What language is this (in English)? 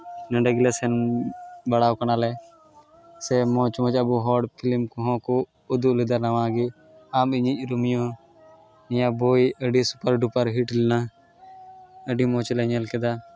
Santali